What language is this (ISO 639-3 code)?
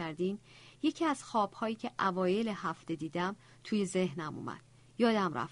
fas